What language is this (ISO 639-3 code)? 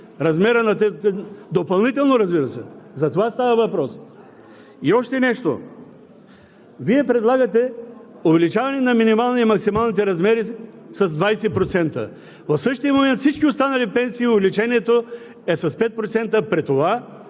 bul